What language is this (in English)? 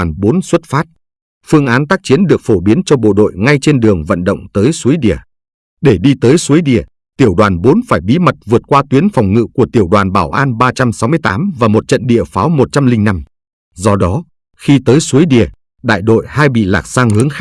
Vietnamese